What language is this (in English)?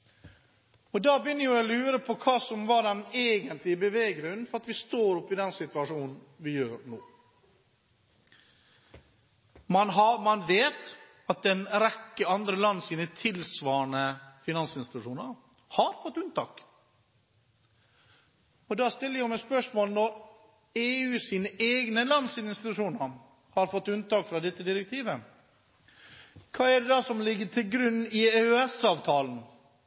Norwegian Bokmål